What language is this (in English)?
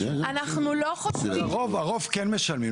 Hebrew